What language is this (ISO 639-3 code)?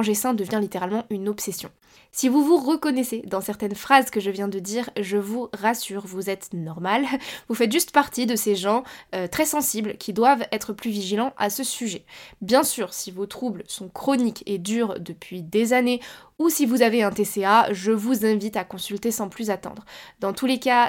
fra